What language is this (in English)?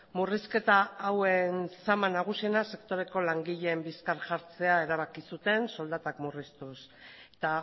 Basque